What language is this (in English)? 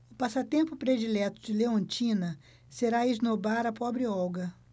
Portuguese